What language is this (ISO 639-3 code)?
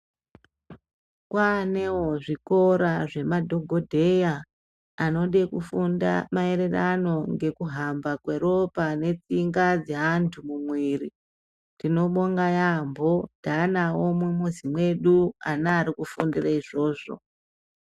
ndc